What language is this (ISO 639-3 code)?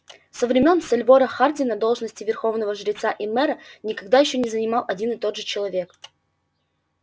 rus